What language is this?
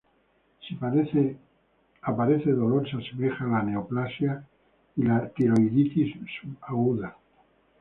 Spanish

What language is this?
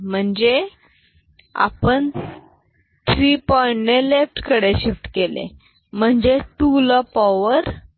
Marathi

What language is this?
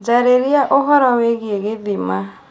Kikuyu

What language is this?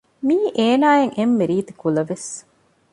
Divehi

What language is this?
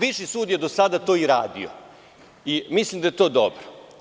Serbian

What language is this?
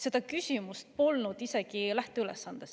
Estonian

